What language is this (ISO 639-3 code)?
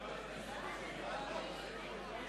heb